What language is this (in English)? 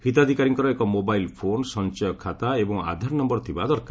Odia